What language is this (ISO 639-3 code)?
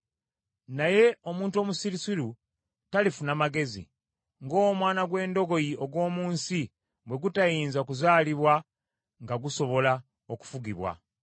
lug